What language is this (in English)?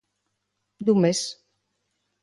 Galician